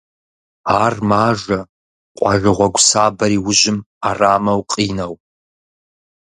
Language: Kabardian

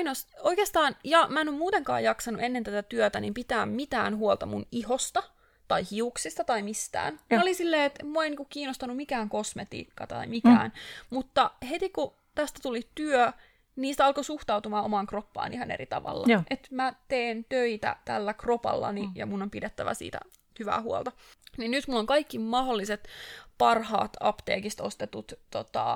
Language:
Finnish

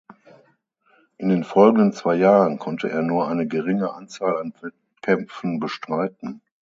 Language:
German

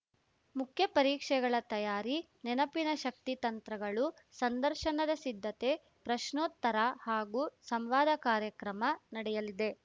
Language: Kannada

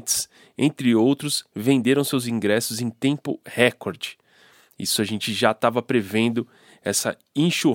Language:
Portuguese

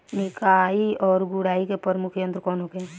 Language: Bhojpuri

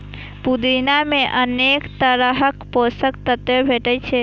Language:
Maithili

